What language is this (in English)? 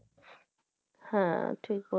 Bangla